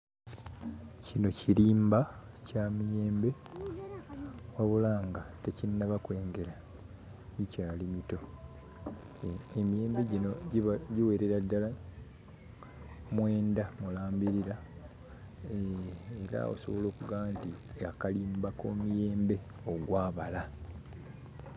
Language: Ganda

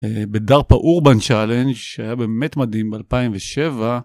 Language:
Hebrew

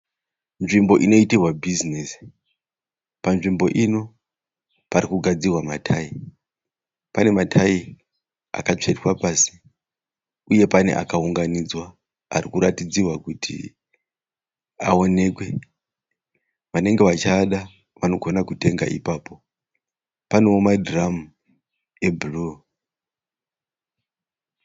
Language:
Shona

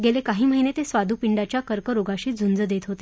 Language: Marathi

